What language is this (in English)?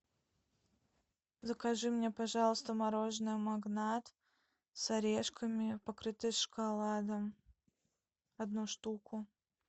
Russian